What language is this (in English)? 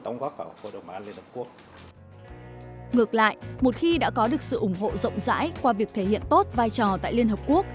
Vietnamese